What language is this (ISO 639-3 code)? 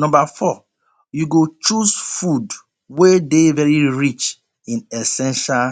pcm